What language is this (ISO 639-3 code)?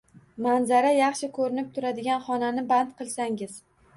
uzb